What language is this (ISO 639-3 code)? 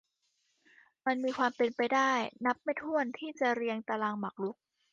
tha